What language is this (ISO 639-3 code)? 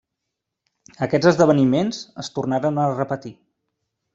cat